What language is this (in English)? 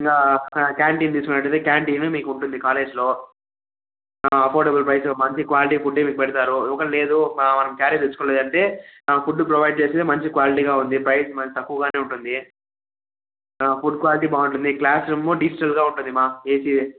Telugu